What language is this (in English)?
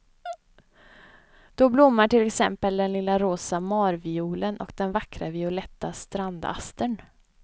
Swedish